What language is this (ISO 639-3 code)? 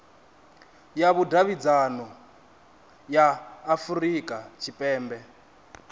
ven